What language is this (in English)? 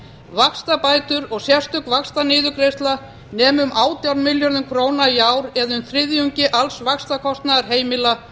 Icelandic